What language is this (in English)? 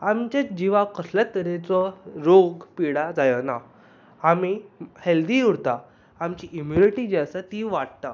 Konkani